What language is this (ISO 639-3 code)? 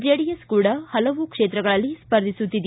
kan